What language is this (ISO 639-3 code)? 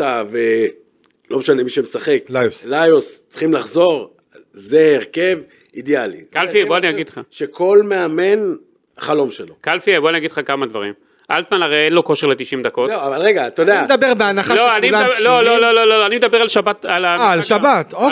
heb